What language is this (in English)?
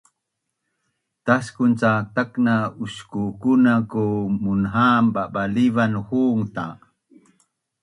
Bunun